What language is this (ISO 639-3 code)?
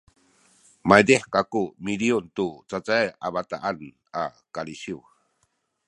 szy